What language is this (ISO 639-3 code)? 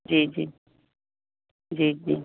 snd